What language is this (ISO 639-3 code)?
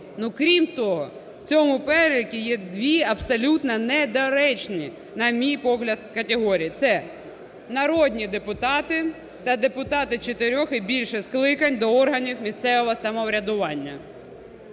ukr